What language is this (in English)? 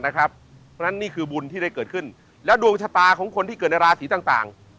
Thai